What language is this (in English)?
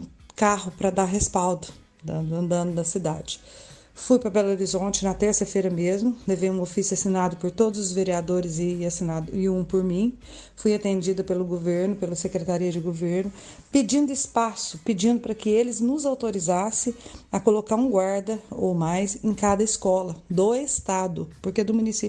Portuguese